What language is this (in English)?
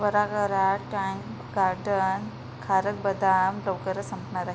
Marathi